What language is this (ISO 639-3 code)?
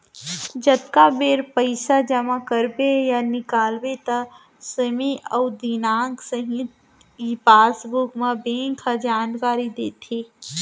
hne